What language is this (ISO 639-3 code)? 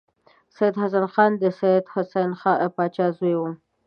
pus